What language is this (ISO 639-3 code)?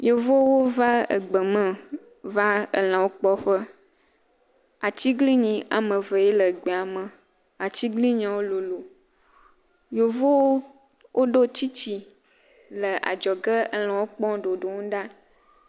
ewe